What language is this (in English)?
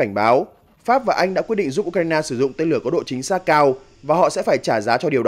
Vietnamese